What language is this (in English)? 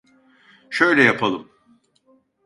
Turkish